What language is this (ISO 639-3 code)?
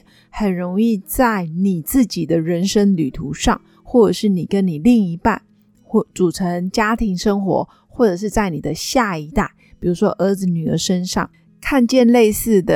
zho